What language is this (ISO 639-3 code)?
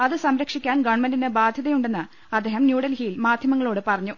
mal